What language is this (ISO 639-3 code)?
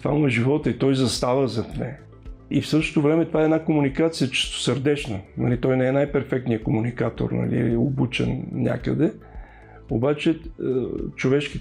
bul